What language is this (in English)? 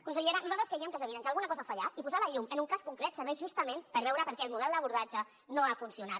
Catalan